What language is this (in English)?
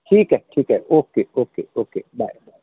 Marathi